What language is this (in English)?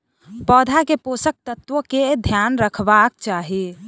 Maithili